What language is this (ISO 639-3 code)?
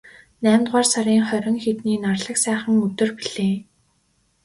mon